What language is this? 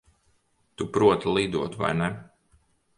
Latvian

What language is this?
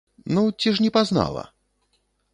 Belarusian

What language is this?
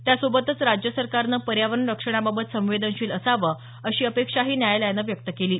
Marathi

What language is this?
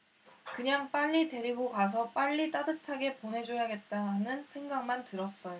Korean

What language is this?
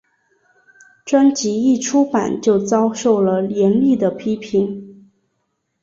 Chinese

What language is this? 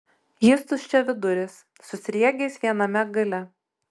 Lithuanian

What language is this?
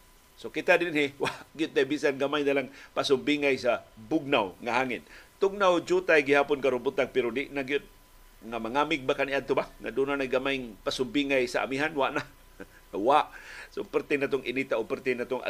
Filipino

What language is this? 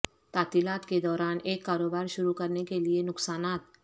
Urdu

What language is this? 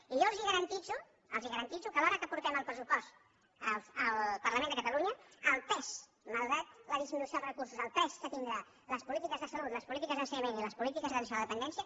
Catalan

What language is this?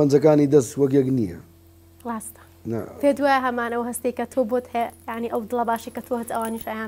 Arabic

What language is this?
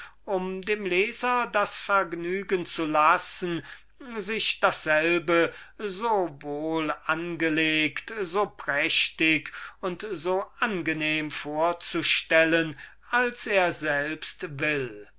German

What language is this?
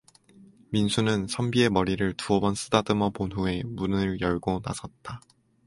Korean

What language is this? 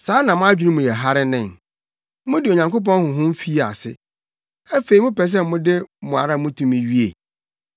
Akan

